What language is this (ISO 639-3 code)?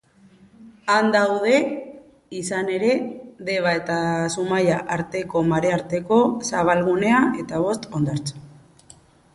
eus